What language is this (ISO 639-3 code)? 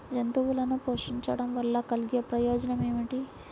tel